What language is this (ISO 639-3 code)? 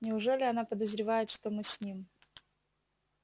rus